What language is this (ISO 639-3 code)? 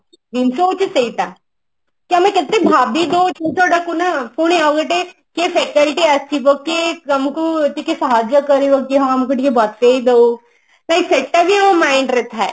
ori